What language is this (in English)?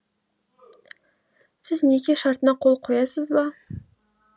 Kazakh